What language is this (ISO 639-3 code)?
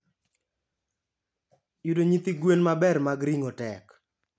luo